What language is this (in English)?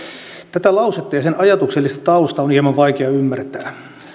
Finnish